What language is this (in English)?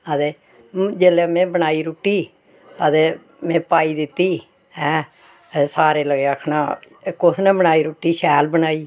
Dogri